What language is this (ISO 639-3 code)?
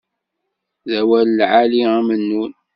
kab